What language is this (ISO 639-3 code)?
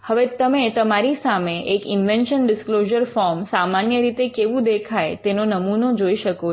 guj